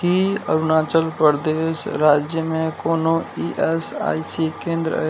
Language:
Maithili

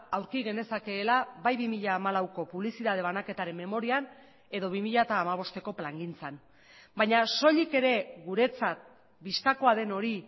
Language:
Basque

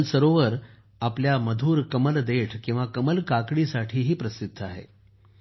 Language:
Marathi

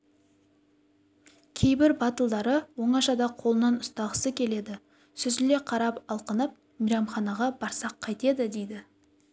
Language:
Kazakh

